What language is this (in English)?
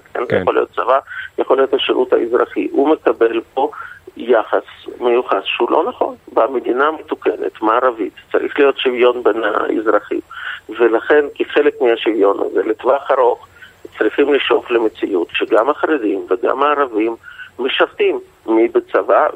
Hebrew